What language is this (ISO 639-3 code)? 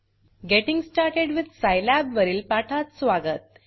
mar